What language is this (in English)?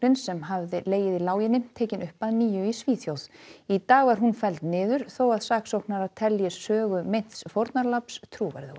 Icelandic